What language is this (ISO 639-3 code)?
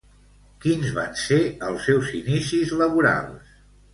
cat